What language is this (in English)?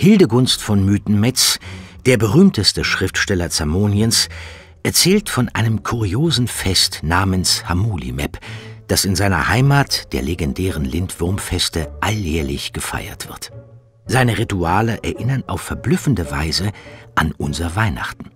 German